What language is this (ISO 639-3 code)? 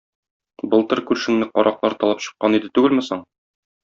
tat